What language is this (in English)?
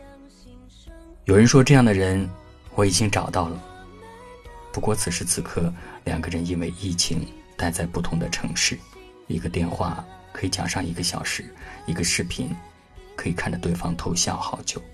Chinese